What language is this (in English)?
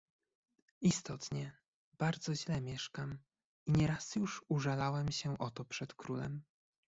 Polish